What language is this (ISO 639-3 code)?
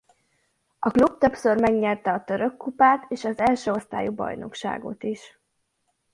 hun